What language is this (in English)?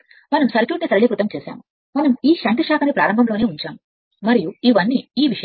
Telugu